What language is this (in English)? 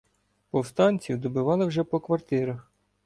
Ukrainian